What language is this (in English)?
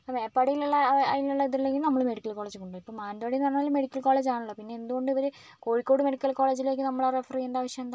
Malayalam